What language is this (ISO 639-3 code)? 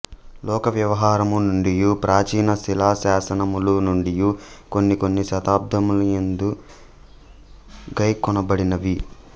tel